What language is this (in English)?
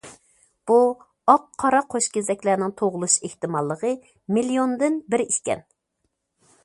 Uyghur